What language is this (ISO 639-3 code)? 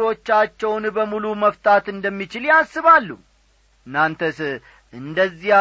amh